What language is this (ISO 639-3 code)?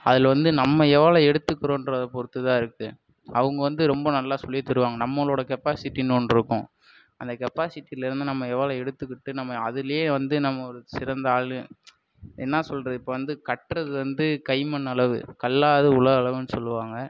tam